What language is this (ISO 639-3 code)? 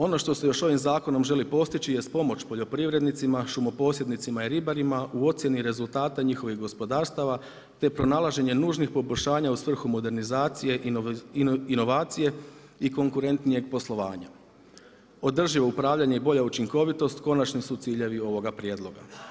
hrv